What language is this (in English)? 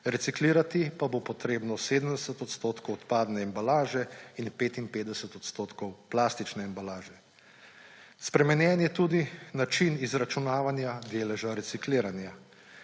Slovenian